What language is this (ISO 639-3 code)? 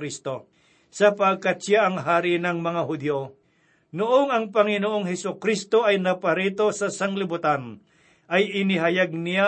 fil